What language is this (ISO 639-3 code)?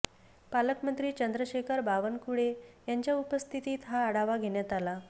mar